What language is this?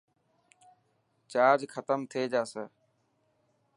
Dhatki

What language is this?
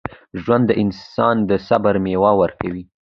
Pashto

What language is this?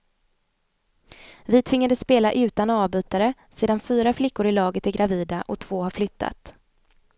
Swedish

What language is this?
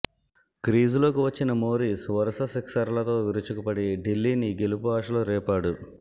Telugu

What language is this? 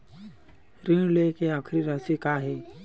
Chhattisgarhi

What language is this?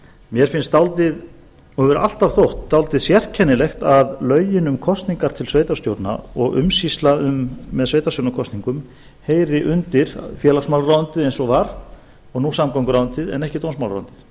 Icelandic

